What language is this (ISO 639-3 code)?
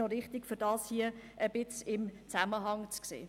gsw